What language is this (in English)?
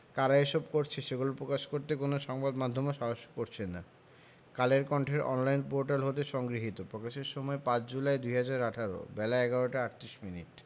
Bangla